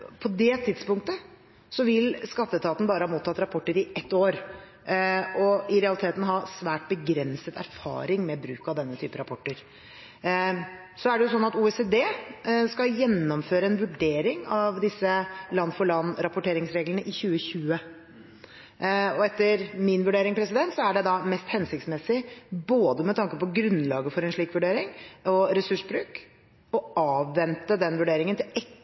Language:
Norwegian Bokmål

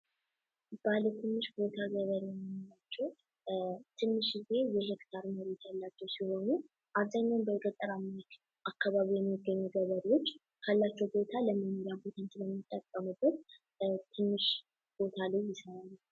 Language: Amharic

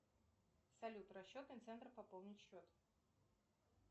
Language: Russian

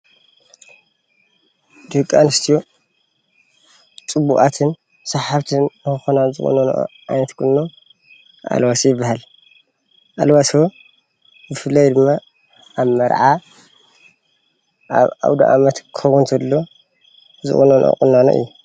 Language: Tigrinya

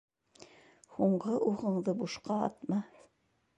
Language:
Bashkir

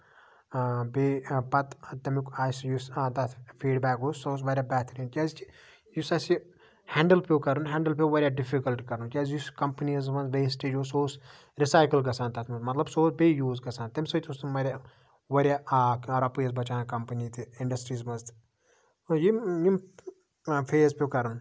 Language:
Kashmiri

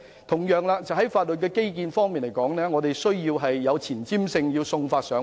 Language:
Cantonese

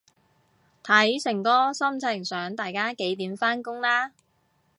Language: Cantonese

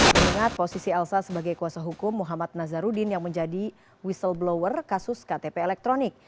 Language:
Indonesian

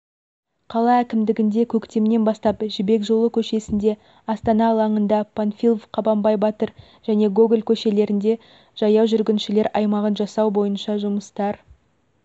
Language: Kazakh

